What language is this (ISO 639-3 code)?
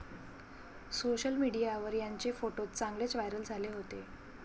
mar